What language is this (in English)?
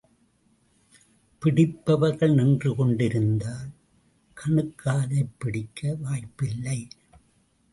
Tamil